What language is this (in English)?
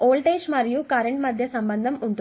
Telugu